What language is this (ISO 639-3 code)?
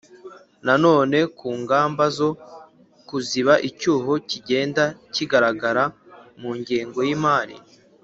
kin